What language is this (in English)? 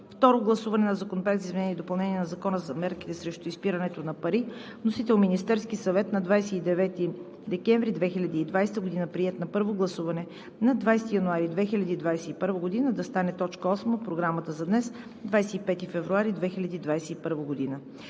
Bulgarian